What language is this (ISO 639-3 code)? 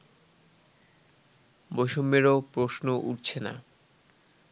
ben